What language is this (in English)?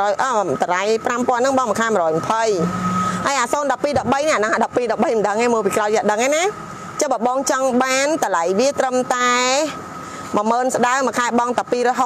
Thai